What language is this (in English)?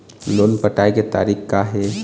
Chhattisgarhi